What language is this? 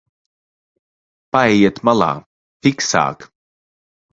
Latvian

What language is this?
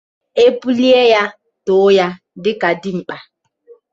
Igbo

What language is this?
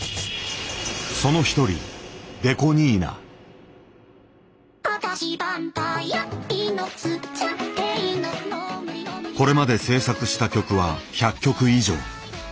Japanese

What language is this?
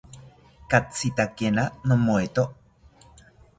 South Ucayali Ashéninka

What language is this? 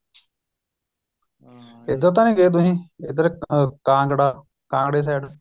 Punjabi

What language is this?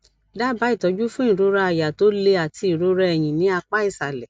Yoruba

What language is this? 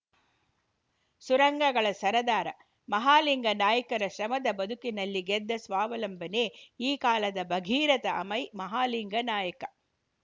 Kannada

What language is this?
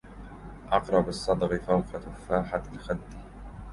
Arabic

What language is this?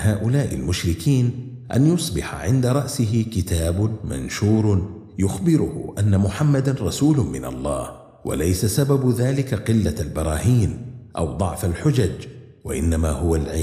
Arabic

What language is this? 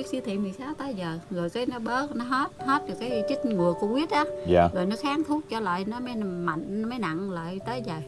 Vietnamese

